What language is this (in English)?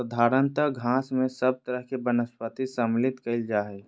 Magahi